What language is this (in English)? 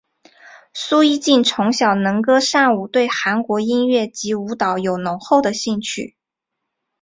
Chinese